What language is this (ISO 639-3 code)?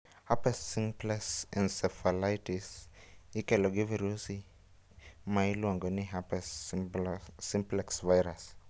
luo